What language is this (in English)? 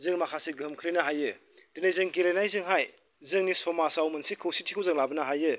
Bodo